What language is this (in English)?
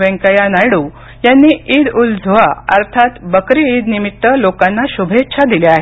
Marathi